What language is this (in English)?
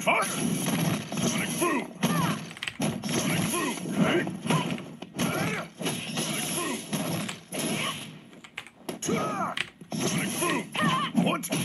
English